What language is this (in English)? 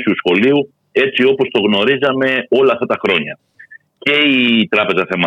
Greek